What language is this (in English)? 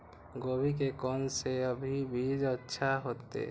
Maithili